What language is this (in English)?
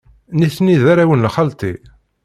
Kabyle